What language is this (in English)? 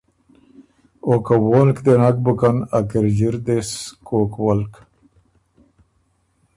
Ormuri